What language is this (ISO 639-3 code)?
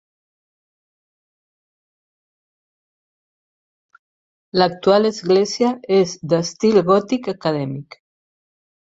cat